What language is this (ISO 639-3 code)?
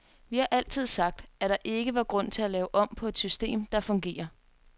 dan